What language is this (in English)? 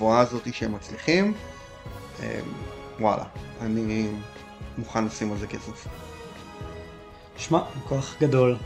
Hebrew